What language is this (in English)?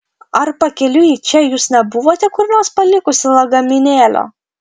Lithuanian